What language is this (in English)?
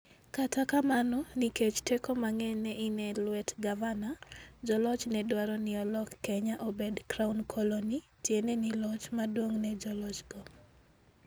Luo (Kenya and Tanzania)